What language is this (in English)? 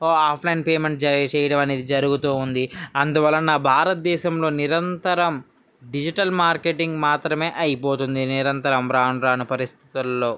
Telugu